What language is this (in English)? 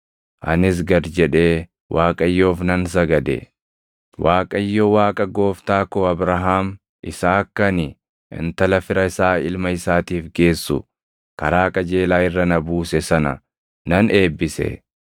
Oromo